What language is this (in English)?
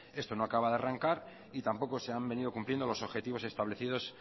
Spanish